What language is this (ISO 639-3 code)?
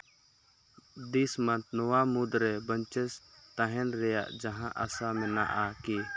sat